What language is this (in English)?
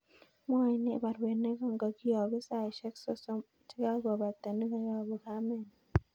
Kalenjin